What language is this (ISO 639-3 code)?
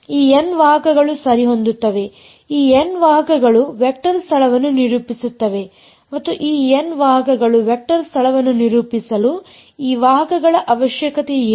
kan